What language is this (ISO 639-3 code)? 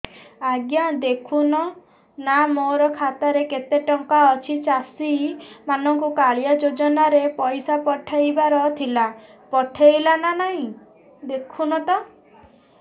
ori